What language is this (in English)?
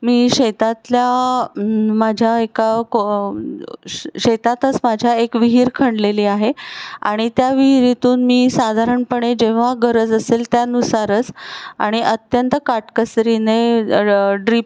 Marathi